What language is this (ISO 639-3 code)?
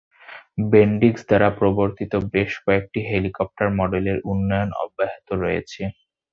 ben